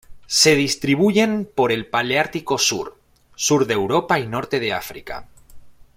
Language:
Spanish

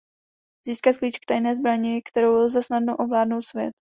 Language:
Czech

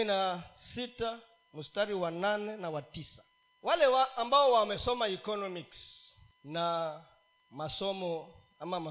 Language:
Swahili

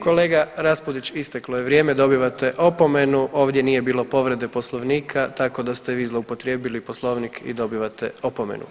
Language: Croatian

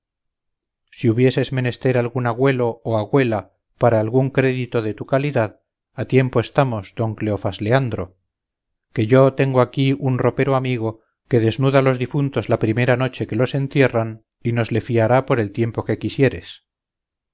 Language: Spanish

